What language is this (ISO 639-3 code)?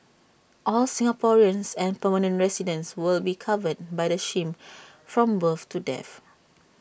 eng